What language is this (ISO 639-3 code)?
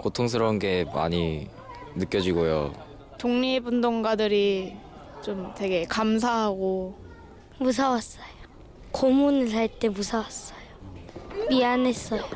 kor